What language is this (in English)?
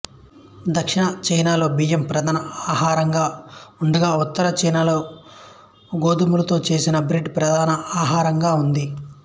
Telugu